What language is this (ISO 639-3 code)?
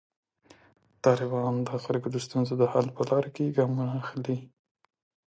pus